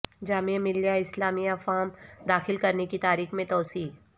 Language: Urdu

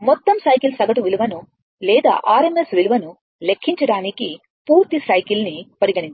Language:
Telugu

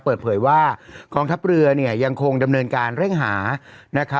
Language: Thai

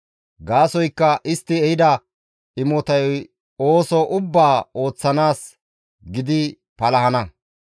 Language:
Gamo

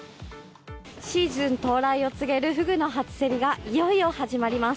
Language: Japanese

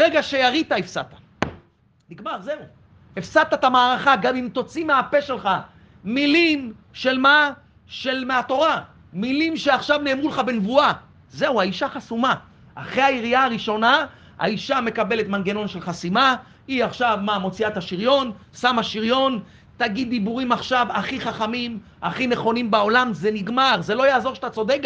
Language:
Hebrew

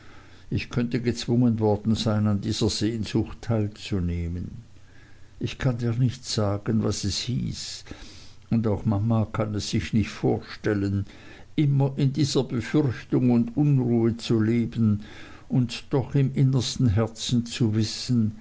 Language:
German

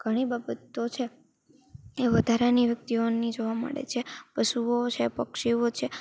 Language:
Gujarati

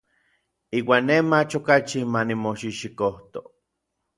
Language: Orizaba Nahuatl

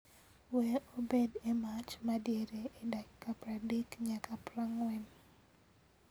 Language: Luo (Kenya and Tanzania)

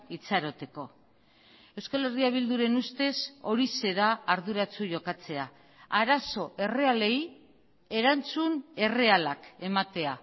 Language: Basque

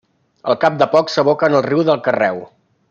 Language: Catalan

